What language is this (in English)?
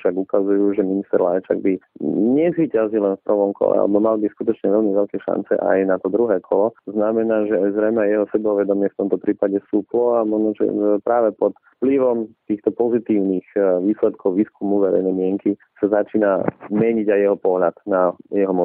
Slovak